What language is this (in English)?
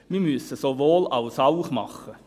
Swiss German